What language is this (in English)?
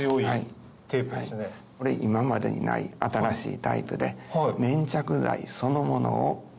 Japanese